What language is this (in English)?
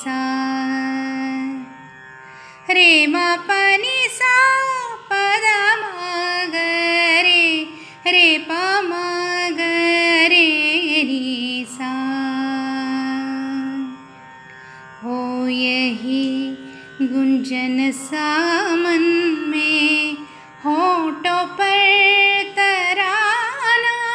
Hindi